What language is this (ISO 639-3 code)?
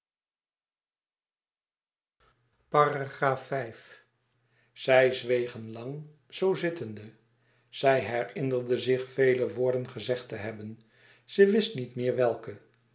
nld